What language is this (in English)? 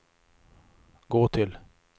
Swedish